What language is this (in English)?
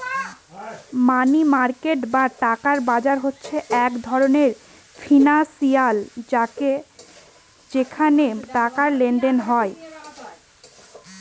Bangla